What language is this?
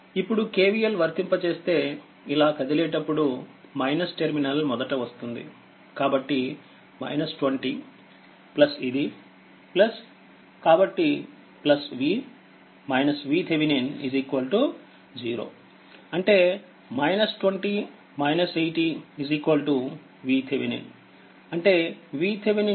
Telugu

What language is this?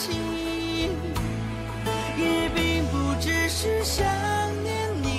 Chinese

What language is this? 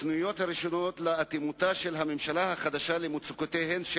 Hebrew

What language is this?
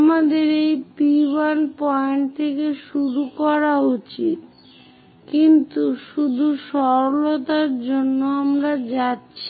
Bangla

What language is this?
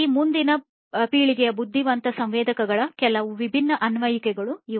Kannada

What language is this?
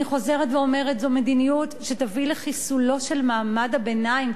Hebrew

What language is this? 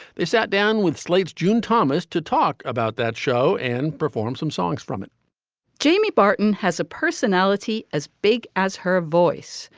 English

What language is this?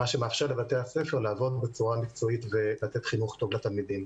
Hebrew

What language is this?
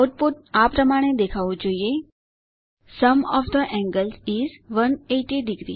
Gujarati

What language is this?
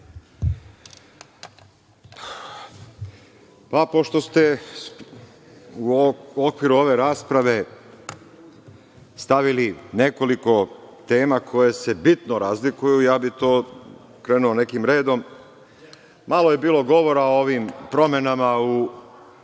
Serbian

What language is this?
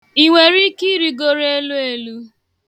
Igbo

